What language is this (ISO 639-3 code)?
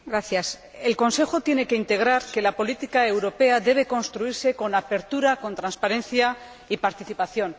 spa